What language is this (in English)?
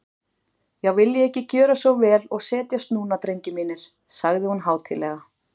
Icelandic